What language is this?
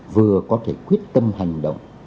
Vietnamese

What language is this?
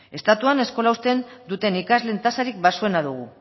Basque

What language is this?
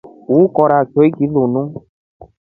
Rombo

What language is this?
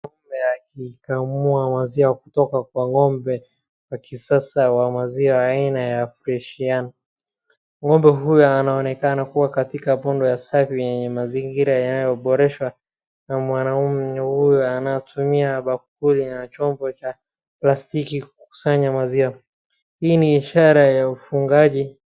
Swahili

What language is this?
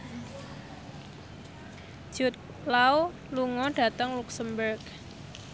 Javanese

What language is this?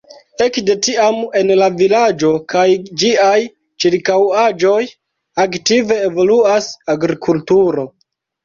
Esperanto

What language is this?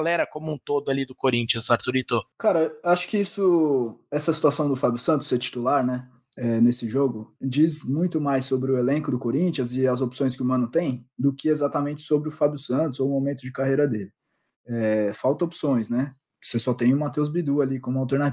Portuguese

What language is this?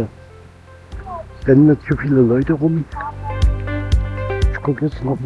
German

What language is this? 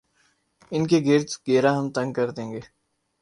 Urdu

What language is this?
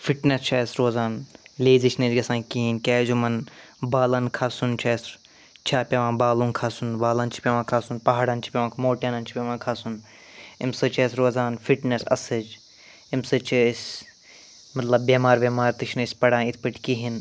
Kashmiri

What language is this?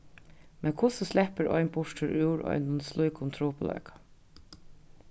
Faroese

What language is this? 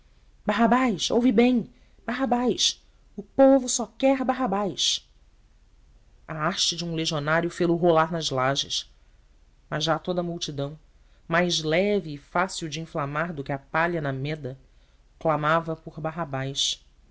Portuguese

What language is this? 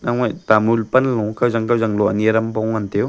Wancho Naga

